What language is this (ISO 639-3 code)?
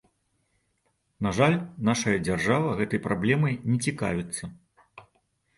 bel